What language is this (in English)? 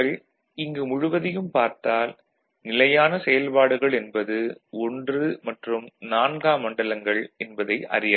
Tamil